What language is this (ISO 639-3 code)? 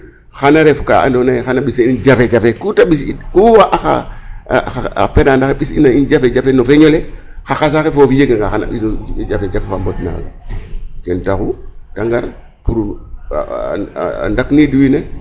srr